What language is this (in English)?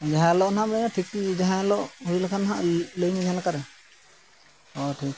Santali